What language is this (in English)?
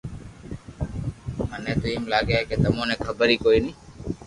Loarki